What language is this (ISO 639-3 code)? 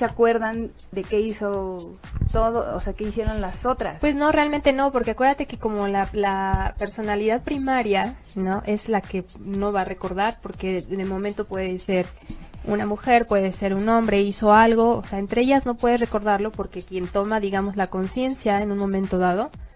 spa